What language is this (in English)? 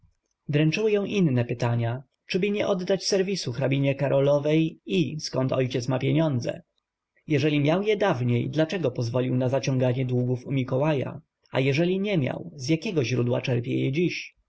Polish